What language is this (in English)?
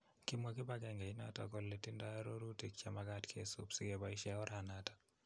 Kalenjin